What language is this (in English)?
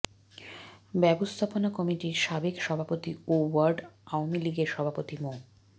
Bangla